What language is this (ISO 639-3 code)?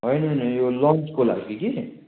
nep